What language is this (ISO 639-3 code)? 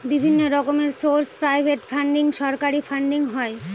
ben